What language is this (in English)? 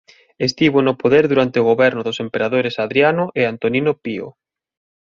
Galician